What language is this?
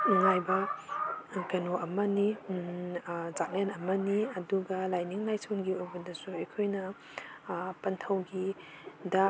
Manipuri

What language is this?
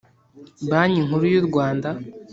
Kinyarwanda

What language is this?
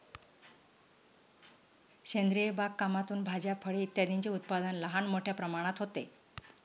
Marathi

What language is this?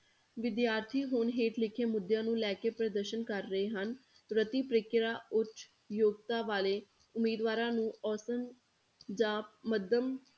Punjabi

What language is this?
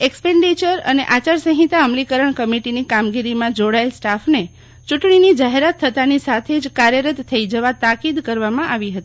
Gujarati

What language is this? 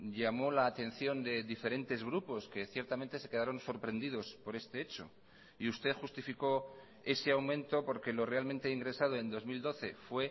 Spanish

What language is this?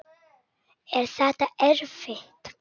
Icelandic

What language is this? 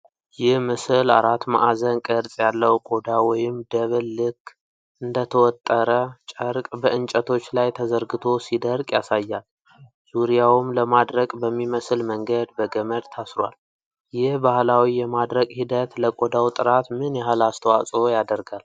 Amharic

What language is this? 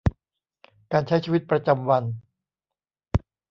Thai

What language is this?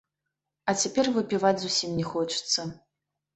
Belarusian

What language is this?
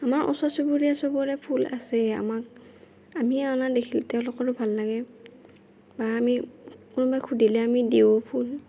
Assamese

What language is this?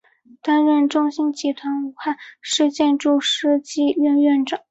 Chinese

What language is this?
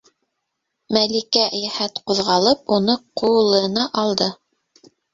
Bashkir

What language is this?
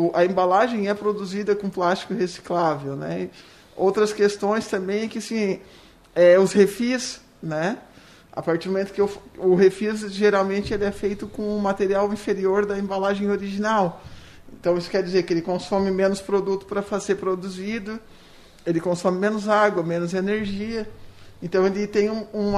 Portuguese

